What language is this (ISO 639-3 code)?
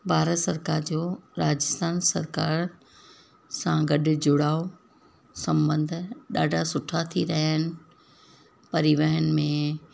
snd